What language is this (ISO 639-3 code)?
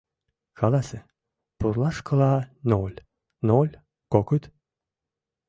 chm